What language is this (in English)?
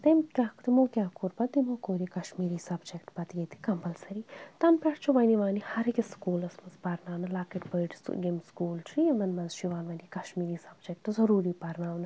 Kashmiri